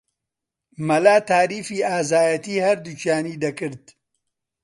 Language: Central Kurdish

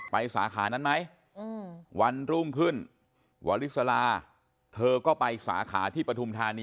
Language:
Thai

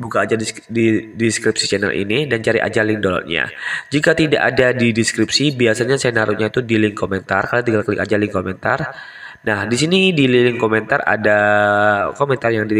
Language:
Indonesian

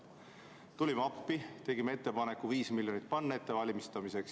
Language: Estonian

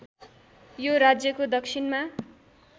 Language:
Nepali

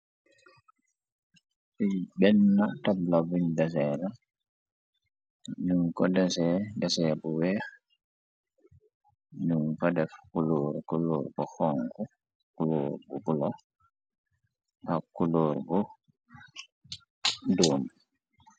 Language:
Wolof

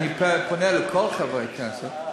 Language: Hebrew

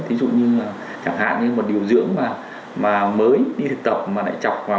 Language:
Vietnamese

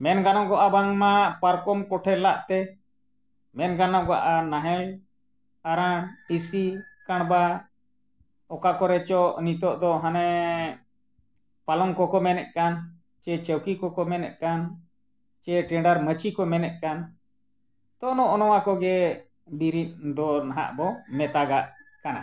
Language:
Santali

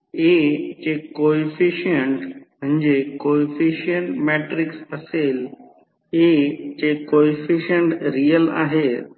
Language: Marathi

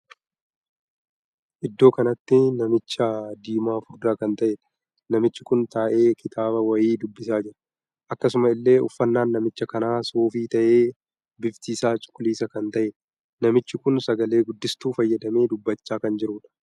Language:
Oromo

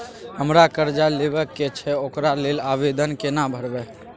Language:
Maithili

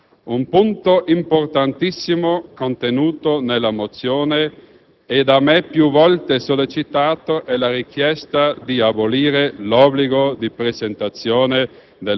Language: Italian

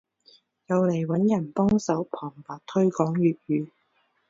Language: Cantonese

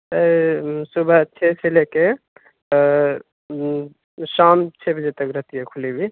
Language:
Urdu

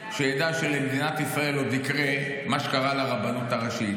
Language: Hebrew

